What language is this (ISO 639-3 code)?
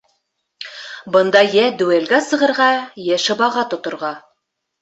bak